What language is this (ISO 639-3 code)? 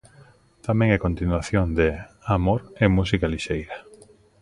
glg